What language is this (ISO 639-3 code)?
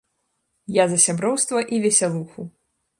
bel